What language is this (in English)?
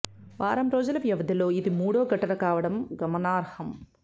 Telugu